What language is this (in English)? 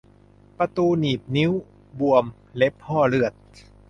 Thai